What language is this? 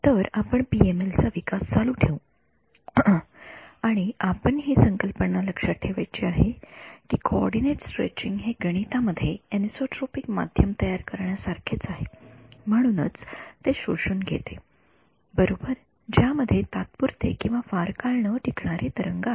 Marathi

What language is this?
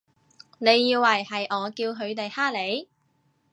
Cantonese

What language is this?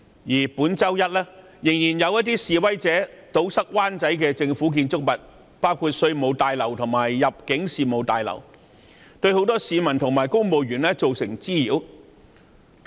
Cantonese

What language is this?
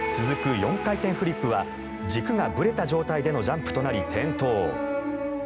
Japanese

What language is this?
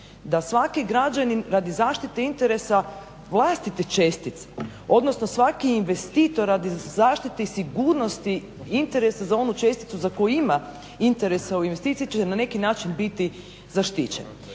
Croatian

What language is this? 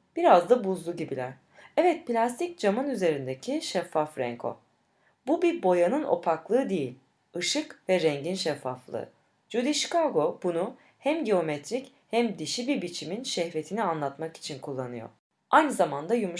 Turkish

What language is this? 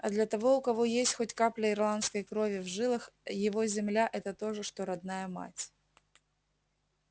Russian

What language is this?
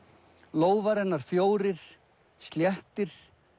Icelandic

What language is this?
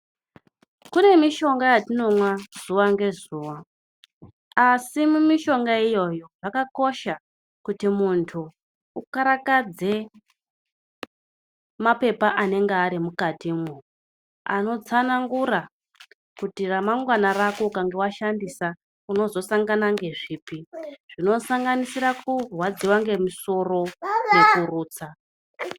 Ndau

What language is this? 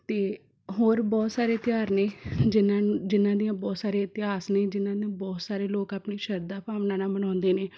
Punjabi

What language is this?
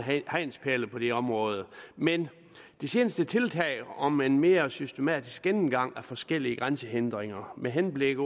Danish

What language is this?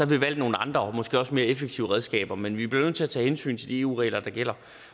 Danish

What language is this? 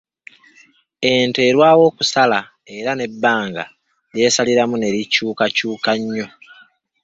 Ganda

